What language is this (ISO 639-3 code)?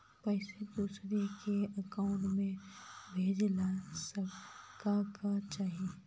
mag